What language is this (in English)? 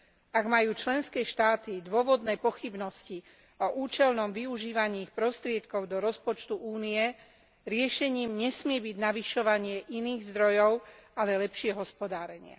Slovak